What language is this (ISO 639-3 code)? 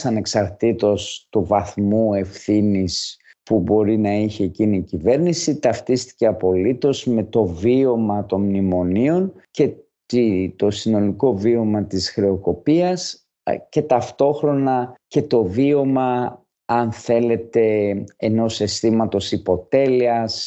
ell